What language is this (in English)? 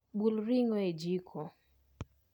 Luo (Kenya and Tanzania)